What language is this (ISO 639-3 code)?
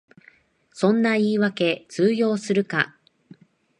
jpn